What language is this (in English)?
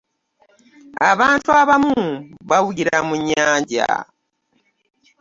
Ganda